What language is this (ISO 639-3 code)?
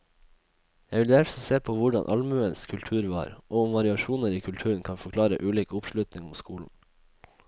nor